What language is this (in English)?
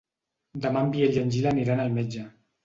Catalan